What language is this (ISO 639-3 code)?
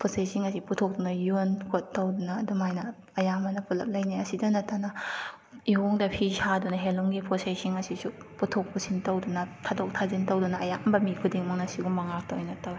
mni